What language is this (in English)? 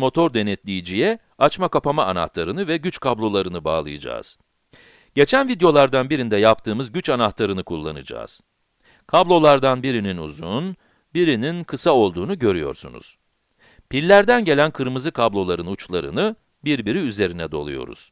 Turkish